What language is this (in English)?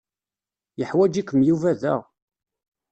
Kabyle